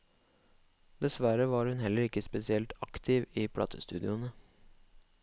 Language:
Norwegian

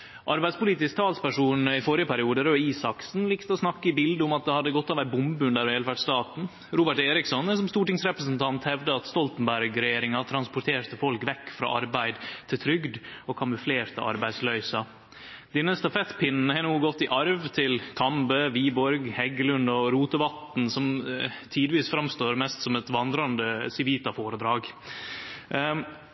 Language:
Norwegian Nynorsk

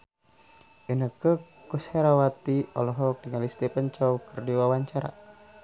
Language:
Sundanese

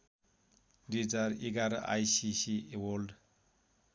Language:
Nepali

